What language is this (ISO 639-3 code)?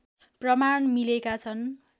nep